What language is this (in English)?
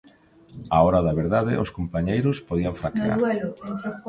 Galician